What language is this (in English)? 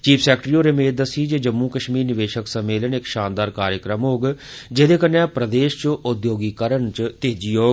Dogri